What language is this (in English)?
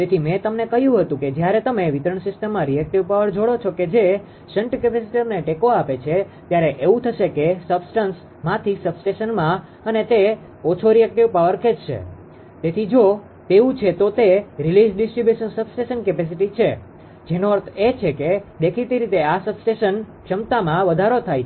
Gujarati